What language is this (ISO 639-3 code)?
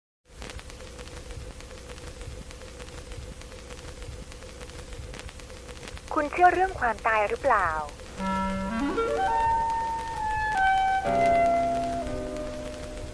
tha